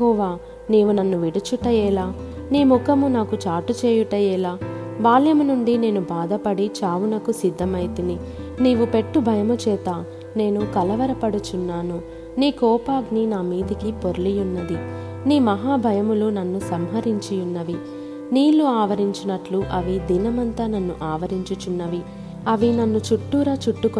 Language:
Telugu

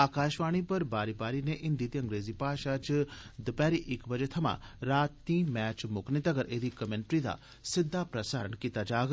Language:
Dogri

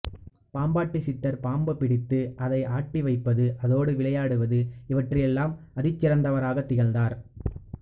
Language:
Tamil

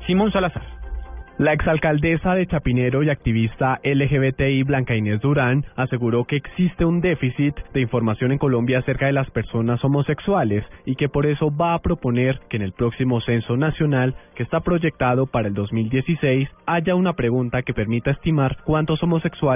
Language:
Spanish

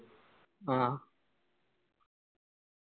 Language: Malayalam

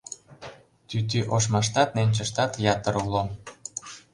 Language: Mari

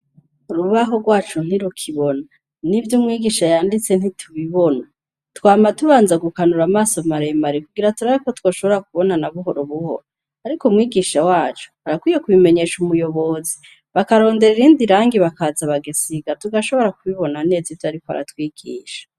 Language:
Rundi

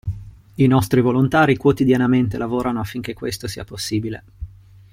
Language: Italian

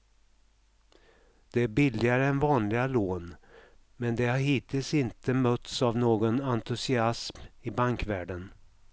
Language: Swedish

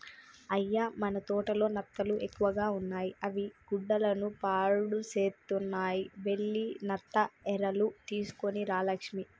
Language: Telugu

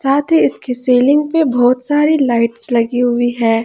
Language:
Hindi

